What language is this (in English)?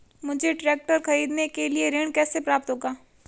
Hindi